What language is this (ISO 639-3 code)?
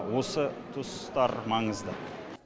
kaz